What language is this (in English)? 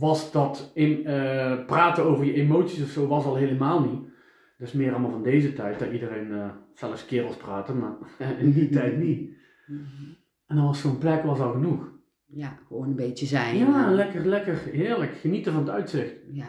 Dutch